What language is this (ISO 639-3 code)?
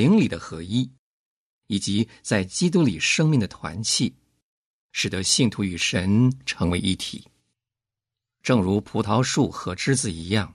zho